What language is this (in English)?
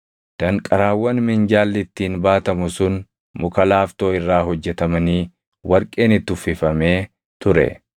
Oromo